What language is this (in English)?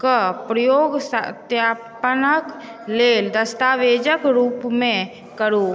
Maithili